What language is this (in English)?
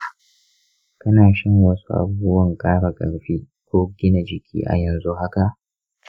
Hausa